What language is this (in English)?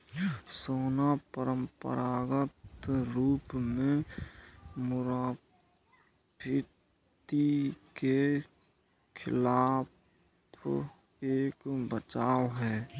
Hindi